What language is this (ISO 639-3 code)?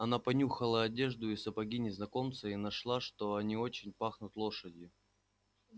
rus